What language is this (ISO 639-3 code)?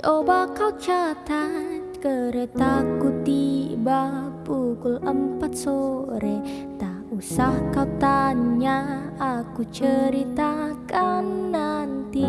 ind